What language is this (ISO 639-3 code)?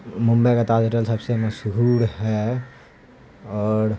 urd